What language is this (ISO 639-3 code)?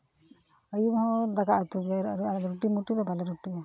sat